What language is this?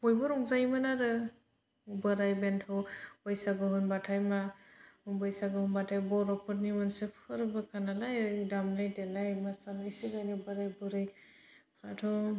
Bodo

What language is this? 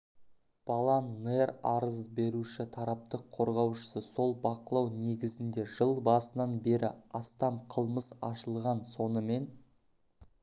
Kazakh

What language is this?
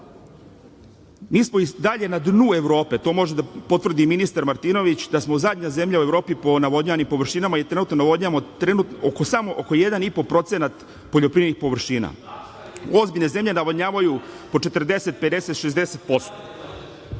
Serbian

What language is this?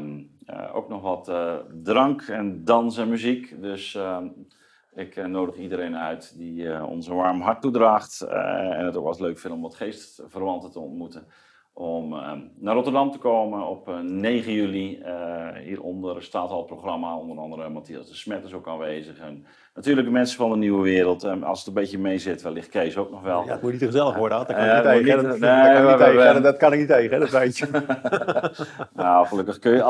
Dutch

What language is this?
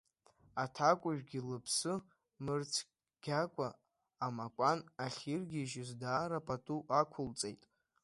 Abkhazian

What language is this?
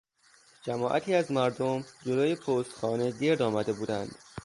Persian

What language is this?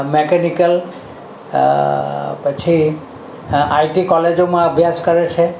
Gujarati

